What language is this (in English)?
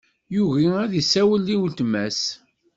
Kabyle